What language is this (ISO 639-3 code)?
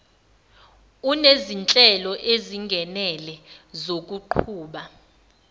zul